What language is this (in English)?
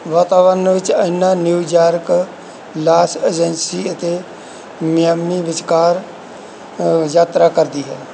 Punjabi